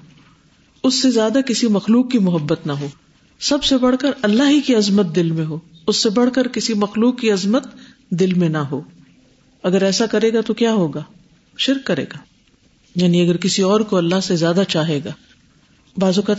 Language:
Urdu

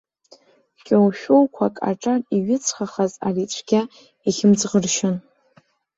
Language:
Abkhazian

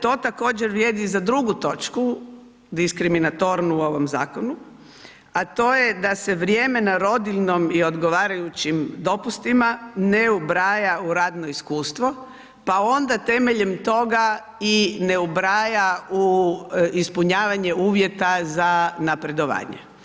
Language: Croatian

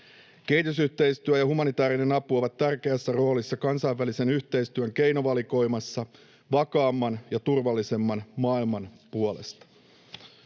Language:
Finnish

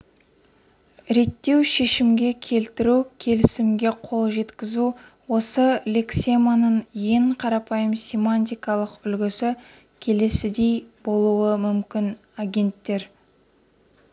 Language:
Kazakh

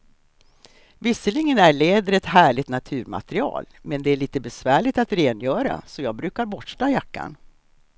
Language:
Swedish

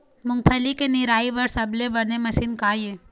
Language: Chhattisgarhi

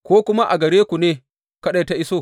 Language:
Hausa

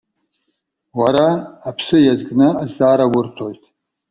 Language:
Abkhazian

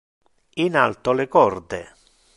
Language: Interlingua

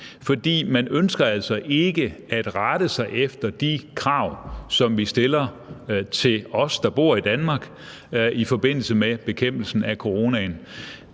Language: Danish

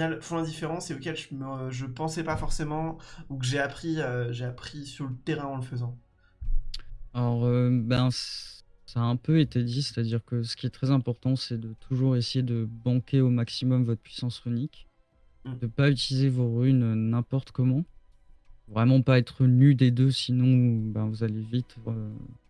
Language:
French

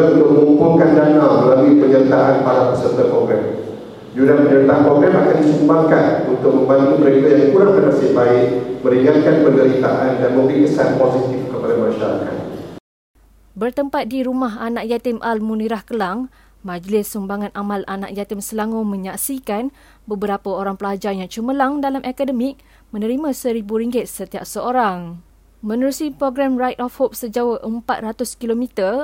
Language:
Malay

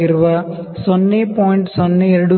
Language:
Kannada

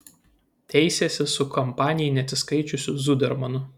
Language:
Lithuanian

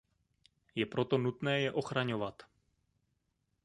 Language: Czech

